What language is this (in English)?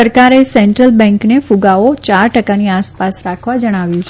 Gujarati